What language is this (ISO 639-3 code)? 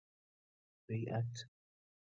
fas